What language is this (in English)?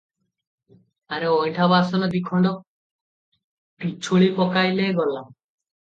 Odia